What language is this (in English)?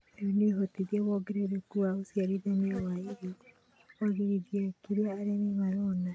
Kikuyu